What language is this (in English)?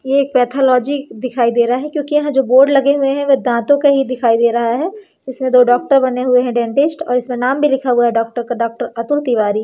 Hindi